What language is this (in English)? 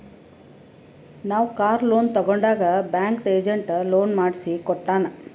Kannada